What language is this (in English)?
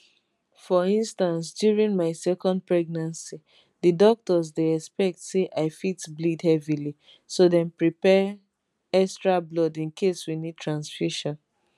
Nigerian Pidgin